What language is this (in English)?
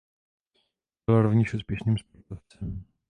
Czech